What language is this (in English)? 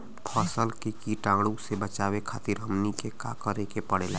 Bhojpuri